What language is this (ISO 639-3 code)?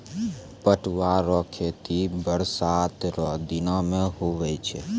mai